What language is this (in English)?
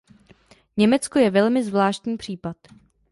Czech